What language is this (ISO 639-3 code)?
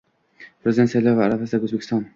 uzb